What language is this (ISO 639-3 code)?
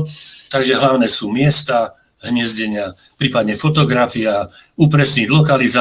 slk